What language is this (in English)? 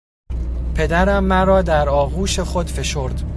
Persian